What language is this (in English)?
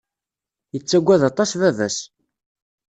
Kabyle